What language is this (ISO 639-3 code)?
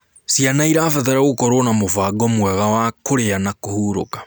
kik